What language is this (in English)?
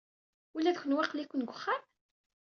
Kabyle